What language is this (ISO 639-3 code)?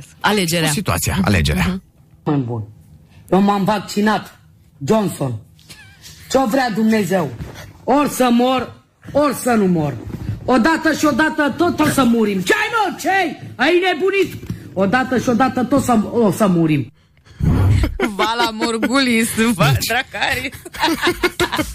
ron